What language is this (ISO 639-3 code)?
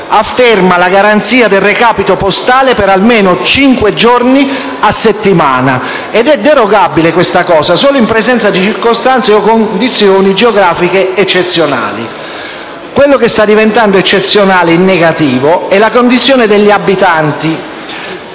ita